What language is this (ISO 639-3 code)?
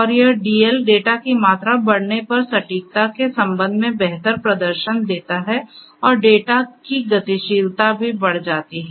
hin